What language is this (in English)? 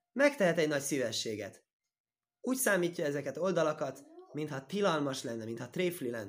Hungarian